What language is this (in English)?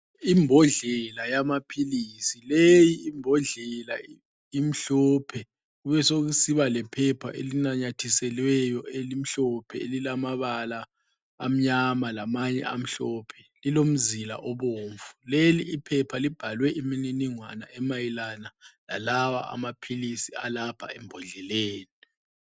North Ndebele